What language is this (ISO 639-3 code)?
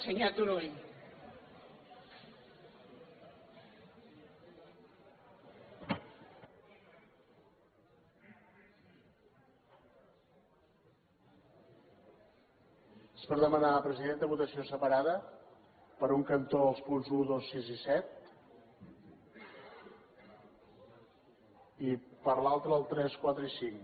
cat